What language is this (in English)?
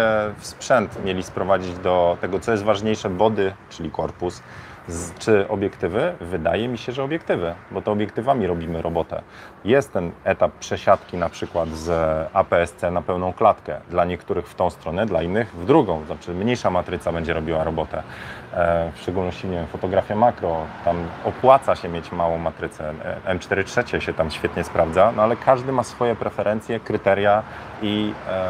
Polish